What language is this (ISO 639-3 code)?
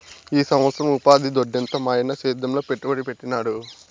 tel